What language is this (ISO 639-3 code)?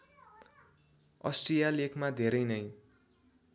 nep